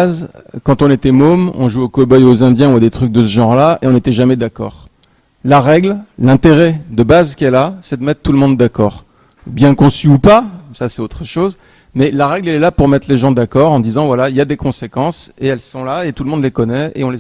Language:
French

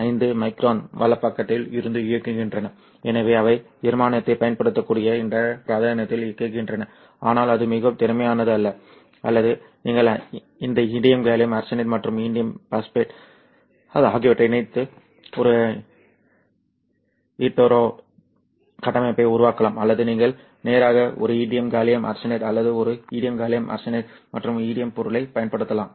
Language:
Tamil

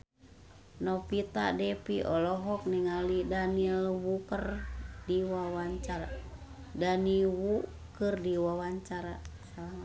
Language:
Sundanese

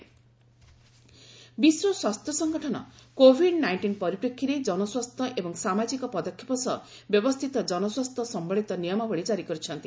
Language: Odia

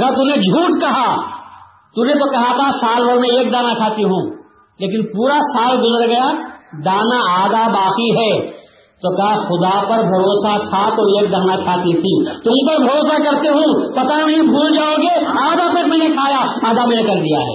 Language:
Urdu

